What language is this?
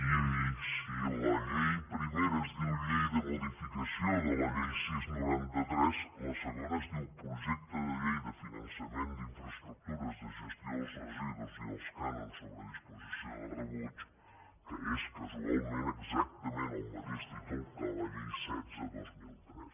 Catalan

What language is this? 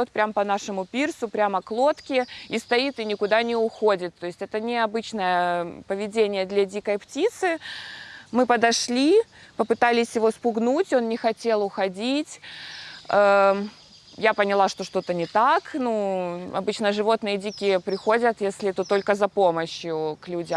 Russian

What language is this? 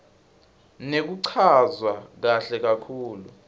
Swati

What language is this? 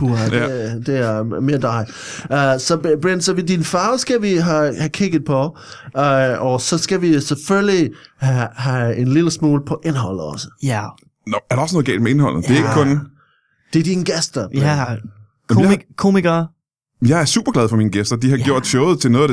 Danish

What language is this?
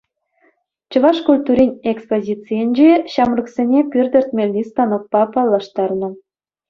Chuvash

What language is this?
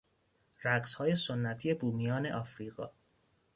Persian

